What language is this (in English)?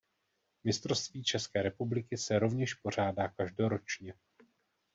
Czech